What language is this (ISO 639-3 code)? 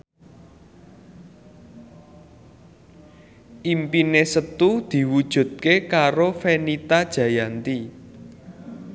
jav